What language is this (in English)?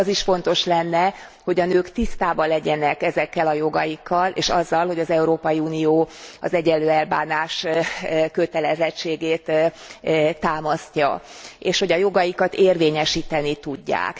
Hungarian